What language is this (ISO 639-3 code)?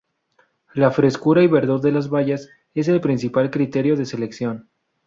spa